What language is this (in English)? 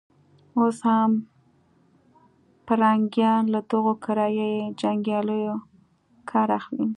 Pashto